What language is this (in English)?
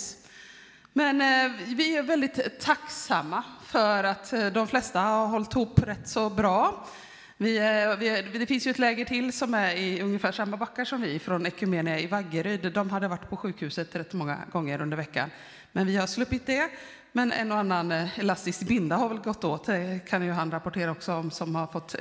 Swedish